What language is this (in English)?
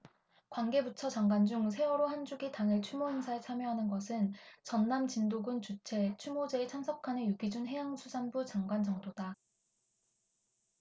Korean